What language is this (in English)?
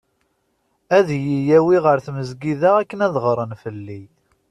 Kabyle